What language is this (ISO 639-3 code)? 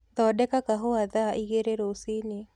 kik